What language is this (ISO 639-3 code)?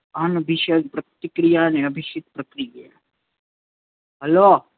guj